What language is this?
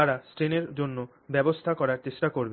Bangla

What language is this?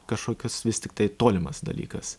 Lithuanian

